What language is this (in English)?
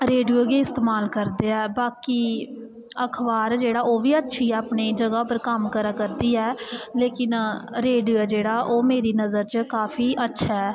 Dogri